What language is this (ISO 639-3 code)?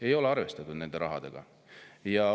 est